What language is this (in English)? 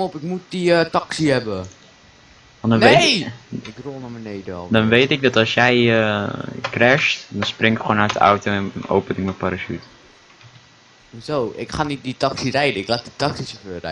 Dutch